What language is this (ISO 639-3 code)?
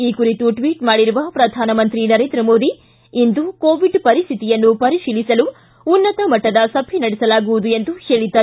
kan